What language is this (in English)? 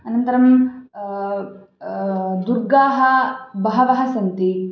Sanskrit